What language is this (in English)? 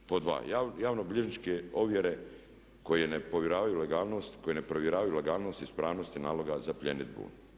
Croatian